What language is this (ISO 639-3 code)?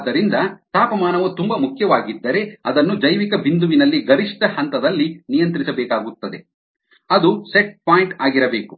kan